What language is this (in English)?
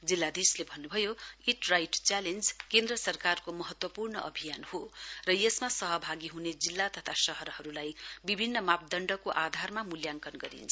Nepali